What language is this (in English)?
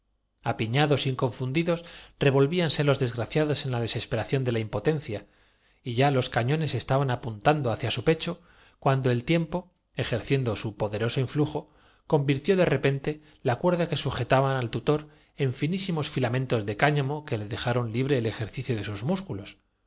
Spanish